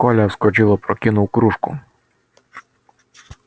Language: Russian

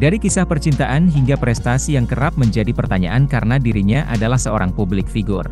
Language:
Indonesian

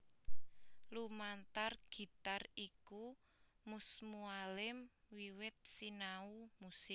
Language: Javanese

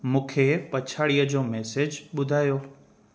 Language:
Sindhi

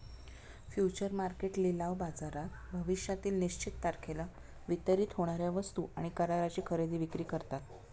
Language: Marathi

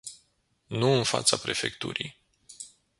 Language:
Romanian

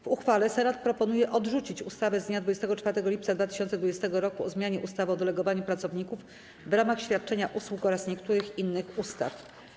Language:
Polish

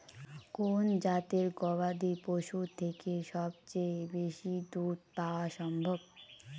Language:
Bangla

